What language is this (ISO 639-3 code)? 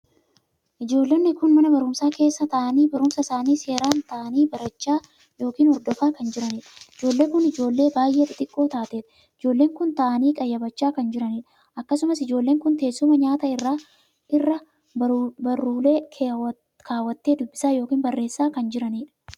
orm